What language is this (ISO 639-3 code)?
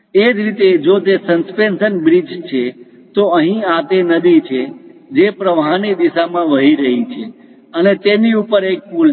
guj